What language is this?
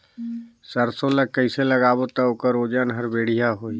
Chhattisgarhi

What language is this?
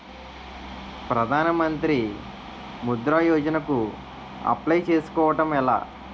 Telugu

